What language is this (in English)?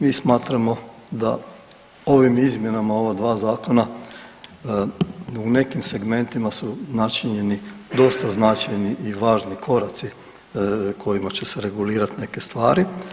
Croatian